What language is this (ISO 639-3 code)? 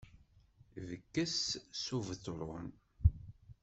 kab